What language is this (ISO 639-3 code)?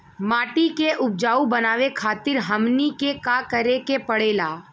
bho